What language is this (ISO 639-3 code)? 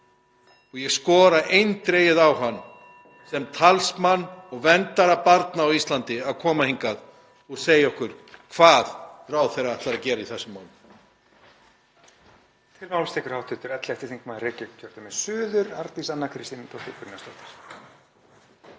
isl